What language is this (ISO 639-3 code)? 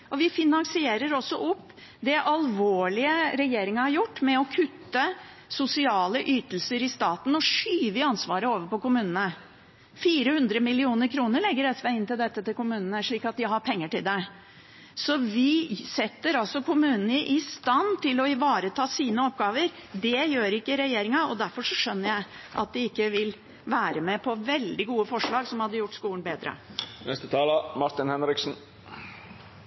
nob